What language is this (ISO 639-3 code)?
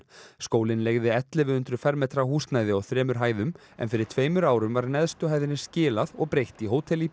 isl